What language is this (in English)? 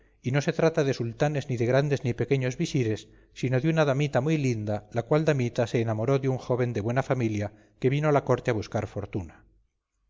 Spanish